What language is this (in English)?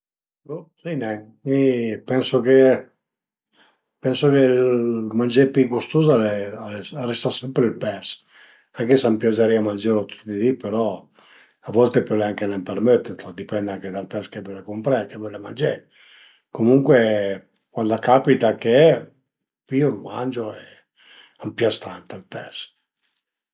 Piedmontese